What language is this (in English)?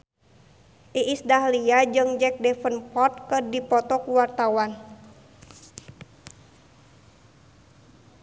Sundanese